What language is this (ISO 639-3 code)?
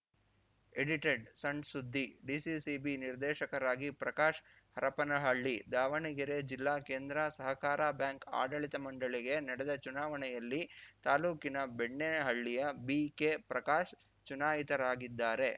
kan